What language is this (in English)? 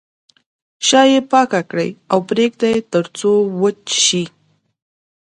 Pashto